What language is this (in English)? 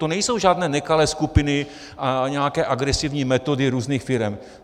Czech